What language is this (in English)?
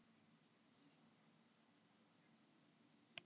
Icelandic